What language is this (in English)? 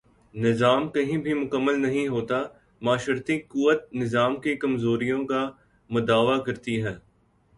Urdu